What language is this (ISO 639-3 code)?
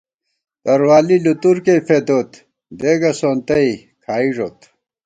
gwt